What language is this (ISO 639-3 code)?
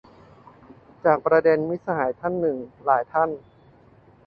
tha